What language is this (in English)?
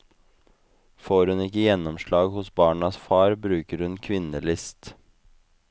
Norwegian